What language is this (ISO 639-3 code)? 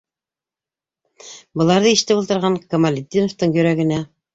bak